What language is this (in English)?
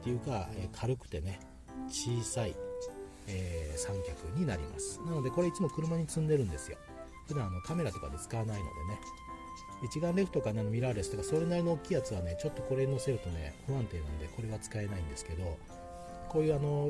Japanese